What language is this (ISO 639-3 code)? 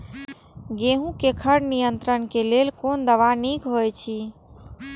mai